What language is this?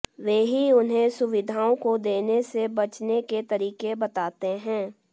Hindi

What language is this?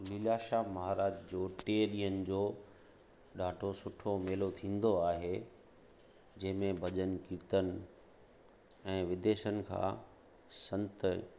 Sindhi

